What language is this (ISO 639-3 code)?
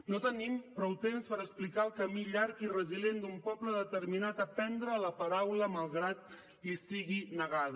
cat